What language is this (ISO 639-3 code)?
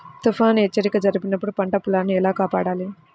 tel